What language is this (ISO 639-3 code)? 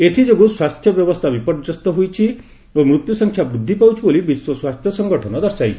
ori